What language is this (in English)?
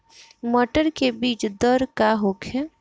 Bhojpuri